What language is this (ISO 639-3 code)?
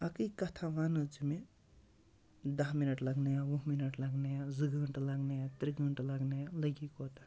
kas